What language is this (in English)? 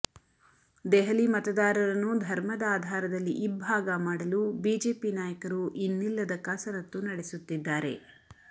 Kannada